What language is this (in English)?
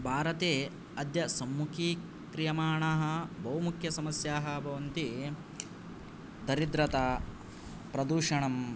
Sanskrit